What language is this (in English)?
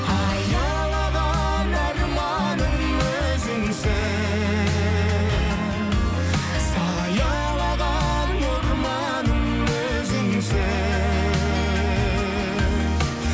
Kazakh